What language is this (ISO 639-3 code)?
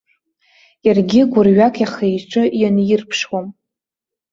abk